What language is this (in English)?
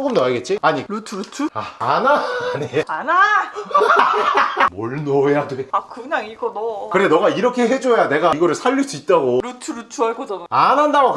Korean